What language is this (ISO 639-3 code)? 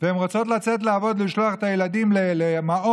heb